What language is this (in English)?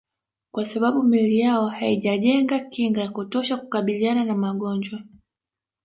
Swahili